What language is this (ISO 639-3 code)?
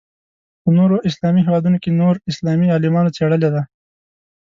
pus